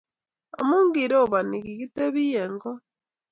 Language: Kalenjin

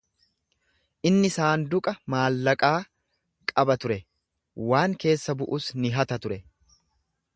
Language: Oromo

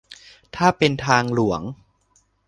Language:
Thai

